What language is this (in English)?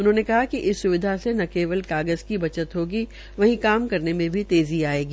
Hindi